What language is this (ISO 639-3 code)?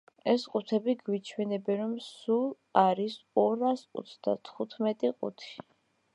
kat